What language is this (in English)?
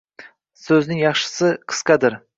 Uzbek